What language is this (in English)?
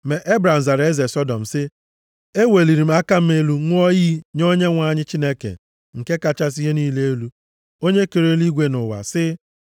Igbo